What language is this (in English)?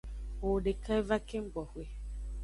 Aja (Benin)